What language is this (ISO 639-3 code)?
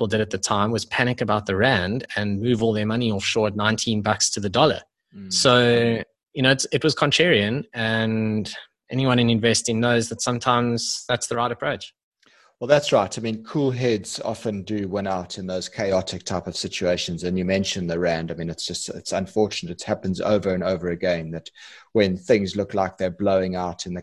eng